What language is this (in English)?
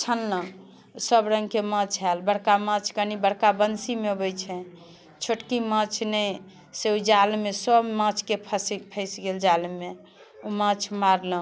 Maithili